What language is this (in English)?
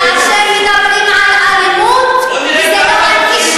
Hebrew